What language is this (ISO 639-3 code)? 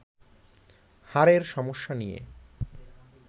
ben